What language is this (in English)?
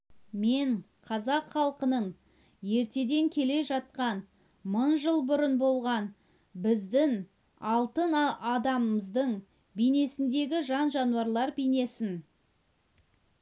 Kazakh